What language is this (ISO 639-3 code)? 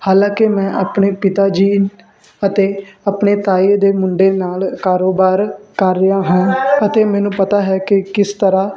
pan